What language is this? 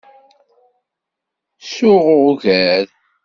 Kabyle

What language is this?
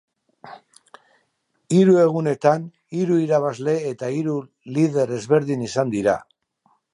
Basque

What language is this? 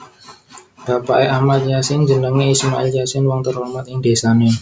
Javanese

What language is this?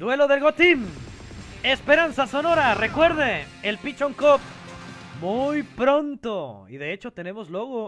Spanish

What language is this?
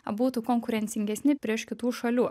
Lithuanian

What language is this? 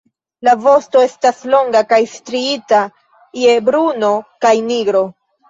Esperanto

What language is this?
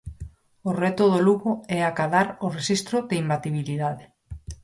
Galician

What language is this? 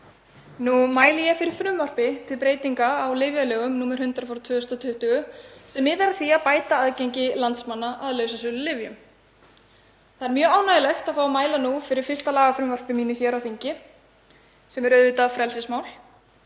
Icelandic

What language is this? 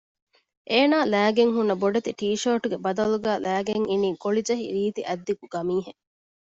Divehi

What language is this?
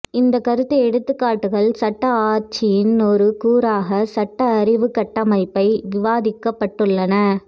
Tamil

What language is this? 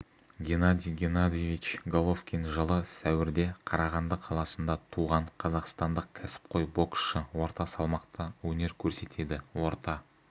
Kazakh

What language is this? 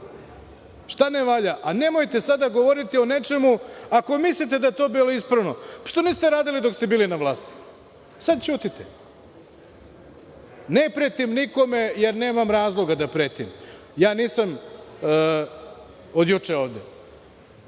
Serbian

